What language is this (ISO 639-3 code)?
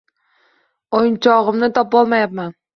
uzb